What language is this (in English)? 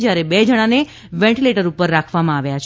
Gujarati